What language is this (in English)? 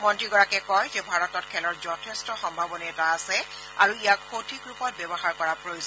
Assamese